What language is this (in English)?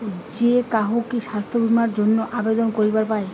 Bangla